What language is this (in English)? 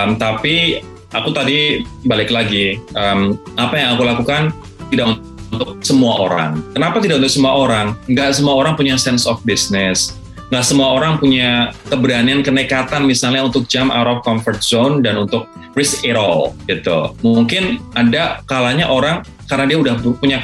Indonesian